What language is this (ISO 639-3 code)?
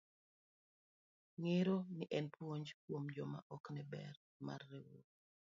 luo